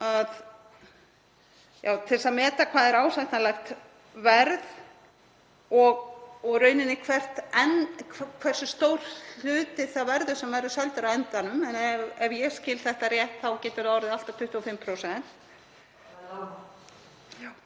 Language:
Icelandic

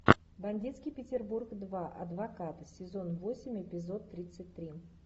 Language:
Russian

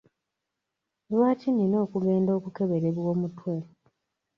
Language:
Ganda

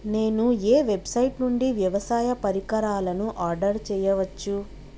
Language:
Telugu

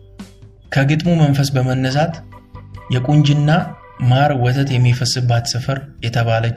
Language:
Amharic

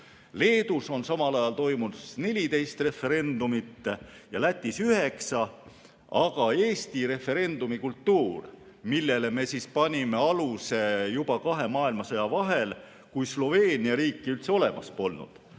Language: Estonian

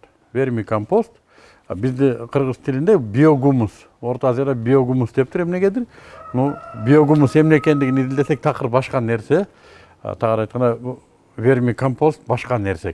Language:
Turkish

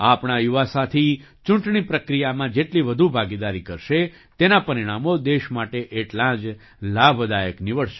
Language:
Gujarati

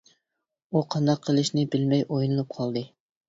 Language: Uyghur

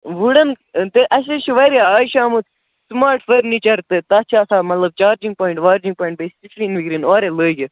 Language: Kashmiri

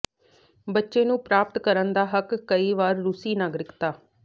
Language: Punjabi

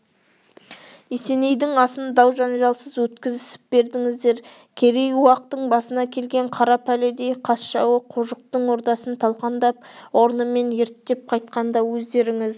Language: Kazakh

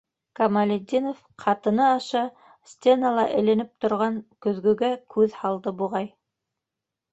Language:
Bashkir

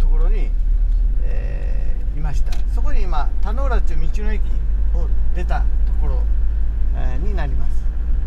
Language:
Japanese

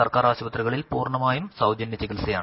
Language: Malayalam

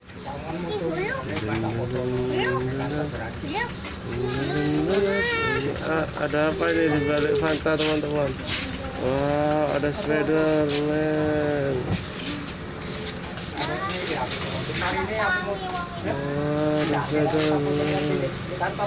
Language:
Indonesian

